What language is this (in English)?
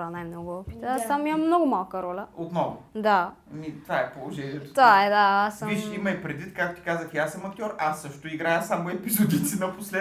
Bulgarian